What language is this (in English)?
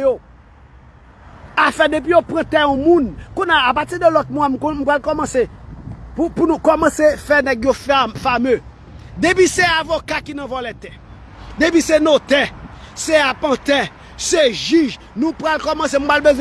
French